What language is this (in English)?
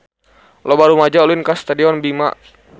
Sundanese